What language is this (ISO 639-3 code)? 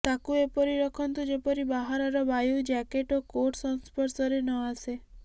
ori